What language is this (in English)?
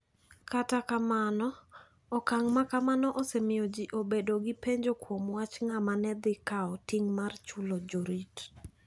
Luo (Kenya and Tanzania)